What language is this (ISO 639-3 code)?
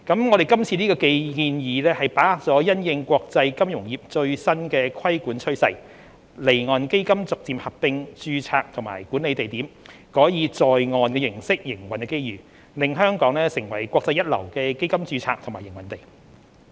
yue